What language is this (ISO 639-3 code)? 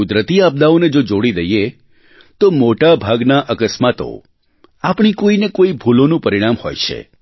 guj